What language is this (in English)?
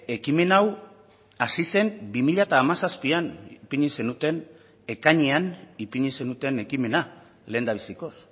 Basque